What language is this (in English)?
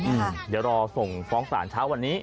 Thai